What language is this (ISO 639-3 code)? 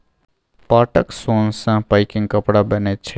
mai